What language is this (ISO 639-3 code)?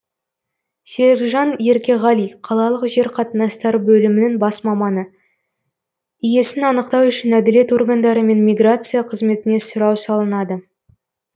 kaz